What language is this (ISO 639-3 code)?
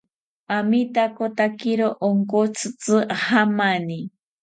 cpy